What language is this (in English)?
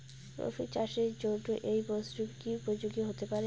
Bangla